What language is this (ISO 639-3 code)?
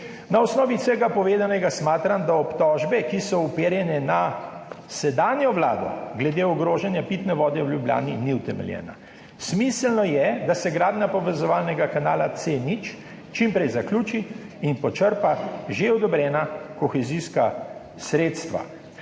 slv